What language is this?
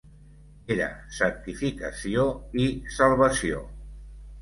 Catalan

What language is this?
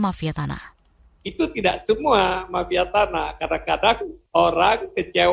Indonesian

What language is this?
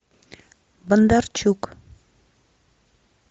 Russian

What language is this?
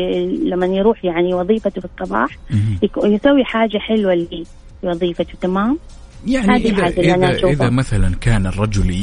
Arabic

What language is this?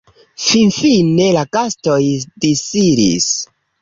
Esperanto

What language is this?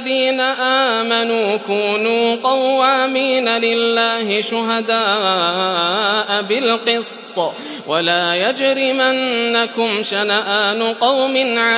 Arabic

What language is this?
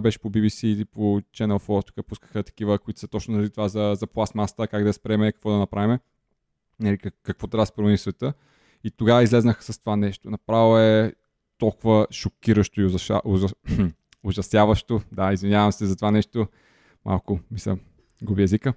Bulgarian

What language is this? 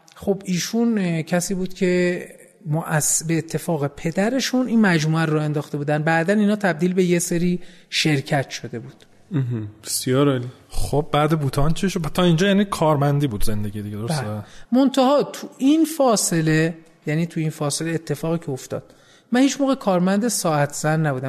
Persian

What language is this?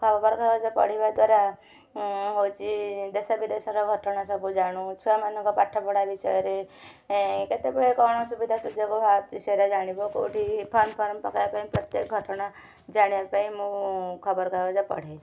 Odia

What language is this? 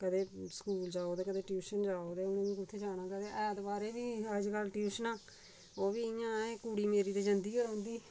Dogri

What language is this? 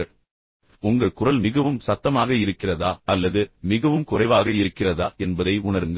Tamil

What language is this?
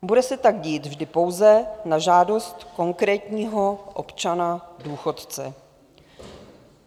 Czech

